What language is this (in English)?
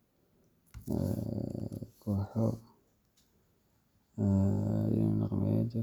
Somali